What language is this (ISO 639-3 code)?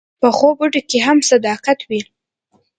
pus